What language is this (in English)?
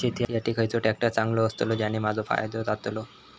Marathi